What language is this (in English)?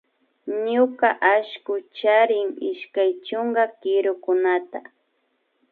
Imbabura Highland Quichua